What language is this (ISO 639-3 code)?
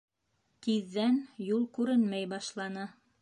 bak